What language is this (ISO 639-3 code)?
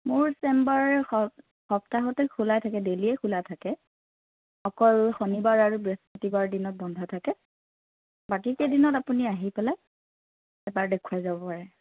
asm